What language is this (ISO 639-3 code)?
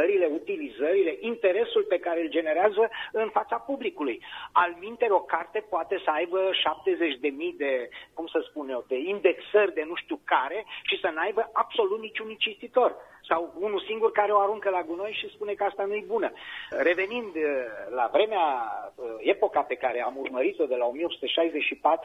ron